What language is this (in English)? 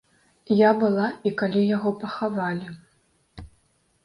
Belarusian